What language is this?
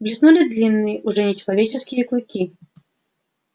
Russian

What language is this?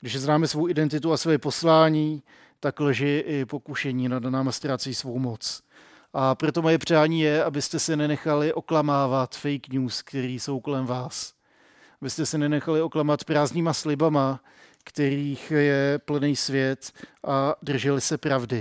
Czech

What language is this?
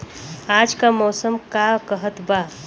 Bhojpuri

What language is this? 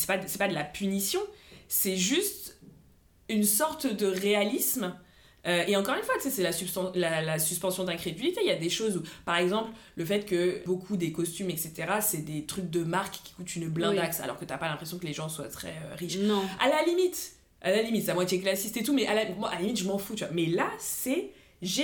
French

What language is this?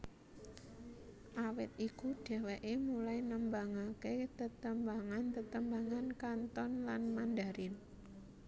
Javanese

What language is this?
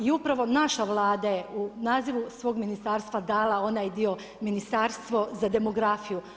Croatian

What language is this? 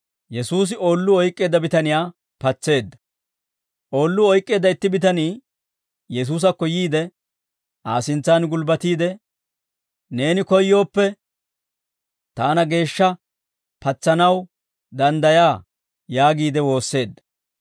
Dawro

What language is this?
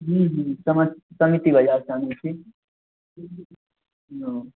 Maithili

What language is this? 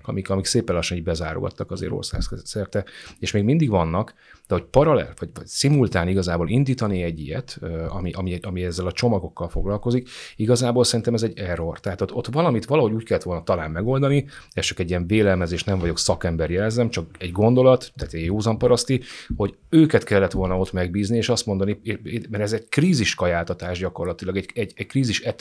Hungarian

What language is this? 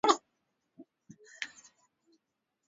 Swahili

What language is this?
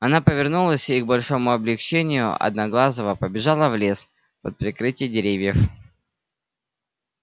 Russian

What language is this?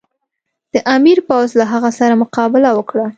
Pashto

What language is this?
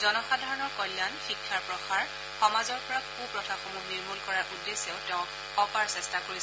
Assamese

